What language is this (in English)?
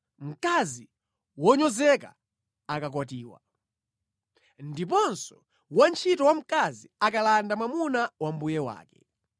Nyanja